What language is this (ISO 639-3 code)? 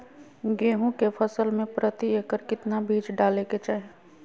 mag